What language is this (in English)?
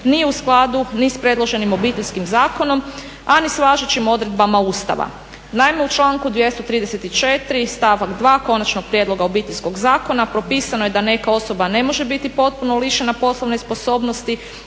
Croatian